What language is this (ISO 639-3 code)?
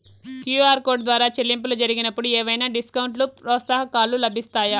tel